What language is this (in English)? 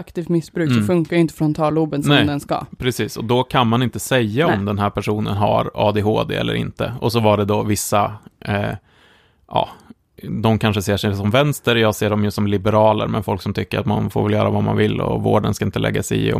Swedish